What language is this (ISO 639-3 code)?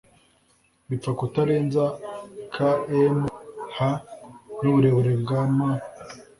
kin